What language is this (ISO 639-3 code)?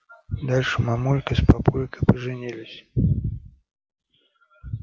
rus